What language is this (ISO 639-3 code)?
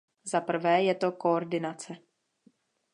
ces